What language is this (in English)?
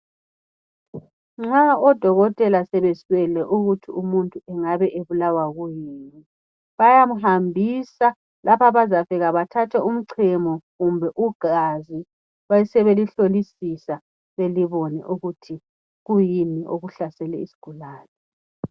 North Ndebele